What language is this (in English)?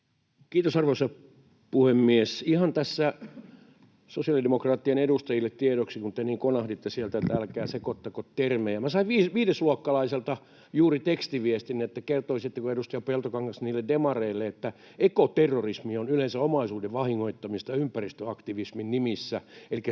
Finnish